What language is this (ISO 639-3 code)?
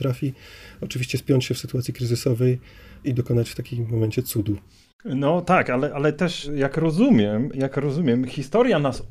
pol